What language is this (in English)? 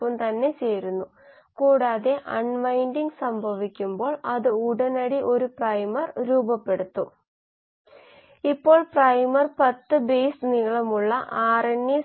Malayalam